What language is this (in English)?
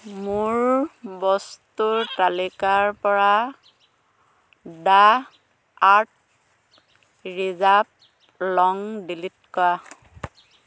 Assamese